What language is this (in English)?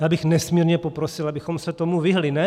Czech